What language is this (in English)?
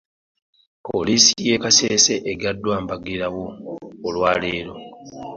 Ganda